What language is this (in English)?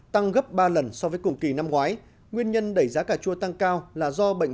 Vietnamese